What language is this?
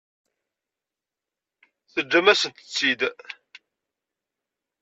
Kabyle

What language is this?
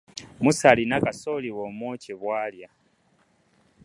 Ganda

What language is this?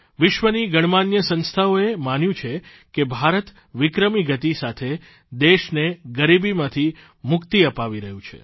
Gujarati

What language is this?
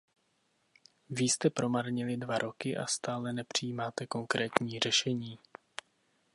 Czech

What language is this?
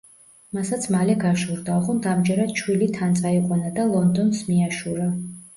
Georgian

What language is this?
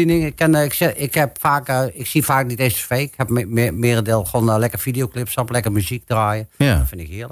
Dutch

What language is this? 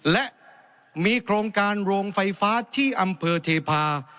Thai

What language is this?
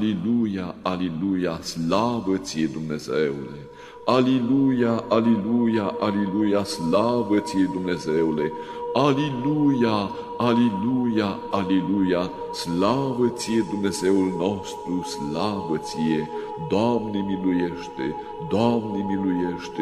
Romanian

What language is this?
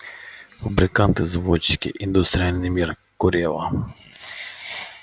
Russian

